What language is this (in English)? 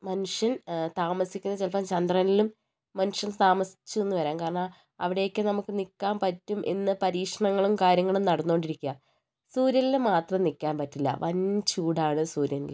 Malayalam